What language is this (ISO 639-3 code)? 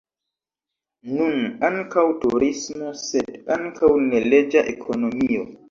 epo